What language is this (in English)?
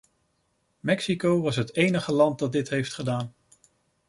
Dutch